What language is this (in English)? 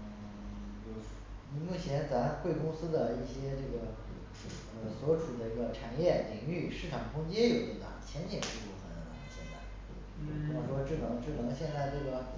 Chinese